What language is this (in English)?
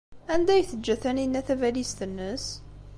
Kabyle